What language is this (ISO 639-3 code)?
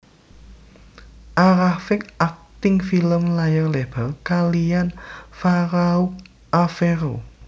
jav